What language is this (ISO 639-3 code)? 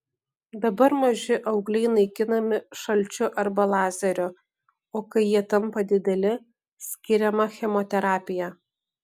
lit